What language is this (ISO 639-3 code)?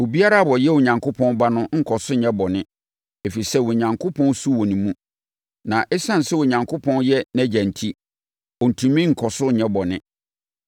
aka